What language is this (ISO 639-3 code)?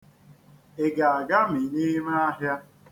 ibo